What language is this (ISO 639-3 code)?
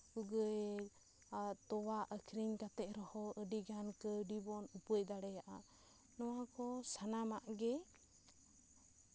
sat